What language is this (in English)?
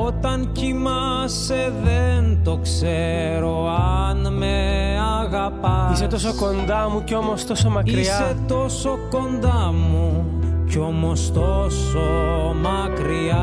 Greek